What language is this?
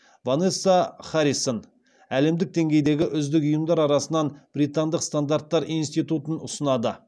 Kazakh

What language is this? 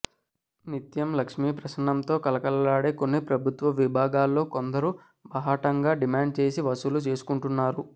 Telugu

